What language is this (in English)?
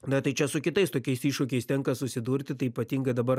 Lithuanian